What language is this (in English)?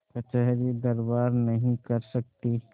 Hindi